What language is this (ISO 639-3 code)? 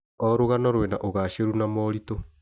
kik